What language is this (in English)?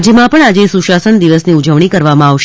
Gujarati